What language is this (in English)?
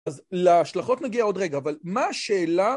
Hebrew